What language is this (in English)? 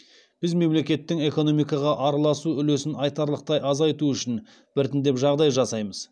Kazakh